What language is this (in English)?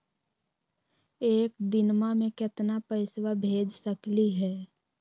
Magahi